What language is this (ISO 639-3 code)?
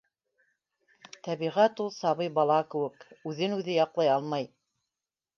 bak